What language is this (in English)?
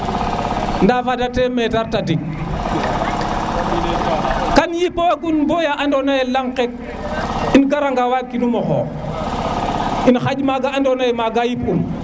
Serer